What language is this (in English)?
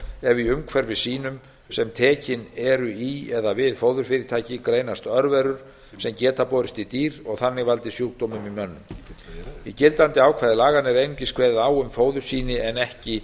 Icelandic